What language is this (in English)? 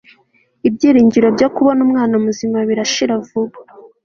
Kinyarwanda